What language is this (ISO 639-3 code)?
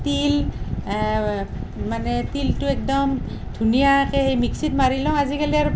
asm